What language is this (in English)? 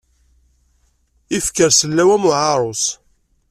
Kabyle